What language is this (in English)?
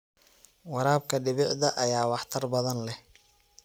Somali